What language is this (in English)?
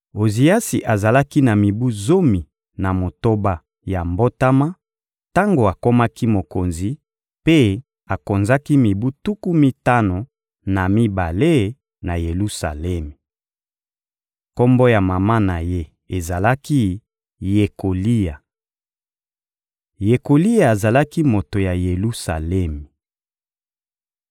Lingala